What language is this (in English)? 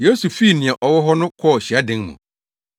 Akan